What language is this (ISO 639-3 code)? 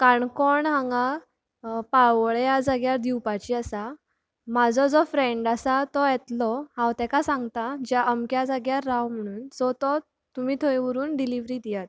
kok